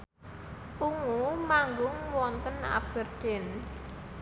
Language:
Javanese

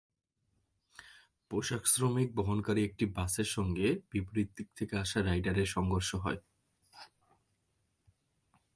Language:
Bangla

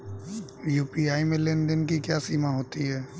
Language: Hindi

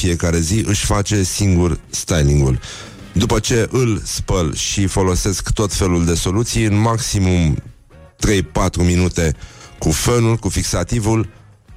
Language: Romanian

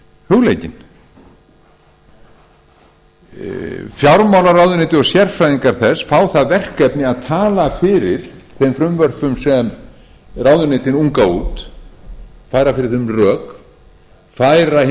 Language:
Icelandic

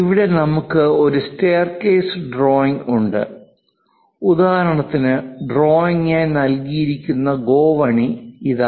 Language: Malayalam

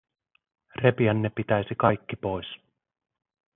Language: Finnish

